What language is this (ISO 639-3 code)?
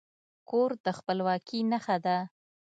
pus